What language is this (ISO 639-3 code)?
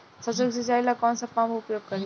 bho